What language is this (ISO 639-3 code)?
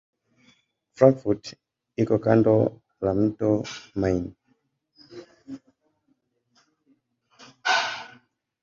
swa